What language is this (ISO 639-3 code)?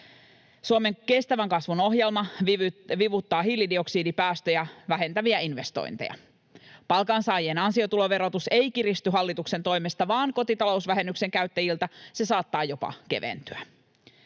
fin